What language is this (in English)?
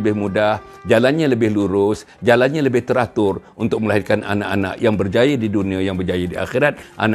Malay